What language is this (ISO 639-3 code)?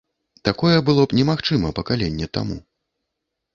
bel